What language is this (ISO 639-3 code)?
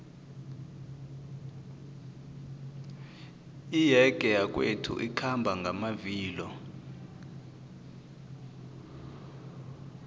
nbl